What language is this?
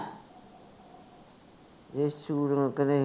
Punjabi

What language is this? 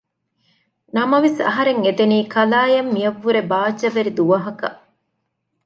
Divehi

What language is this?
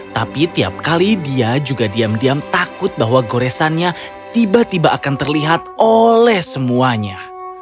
Indonesian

